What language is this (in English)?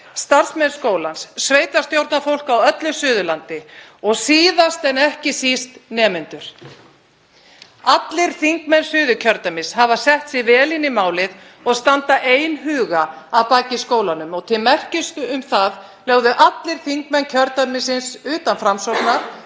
Icelandic